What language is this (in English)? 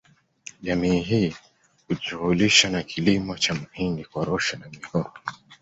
Swahili